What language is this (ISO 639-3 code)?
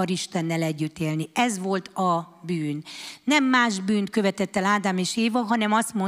hun